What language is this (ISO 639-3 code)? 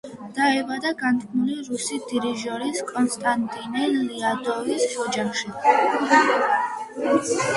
kat